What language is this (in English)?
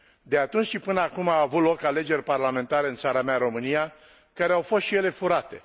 Romanian